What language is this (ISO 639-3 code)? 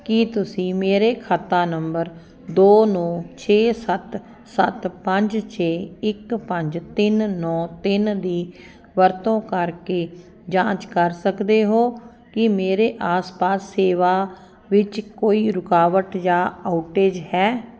pan